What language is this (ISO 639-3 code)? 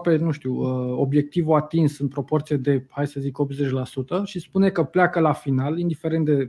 ron